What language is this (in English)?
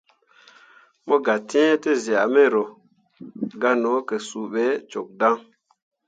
Mundang